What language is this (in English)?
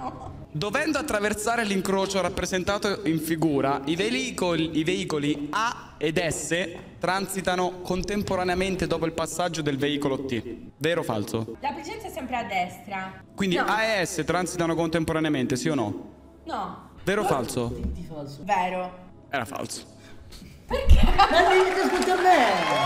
Italian